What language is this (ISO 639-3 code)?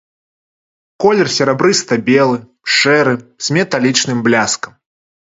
bel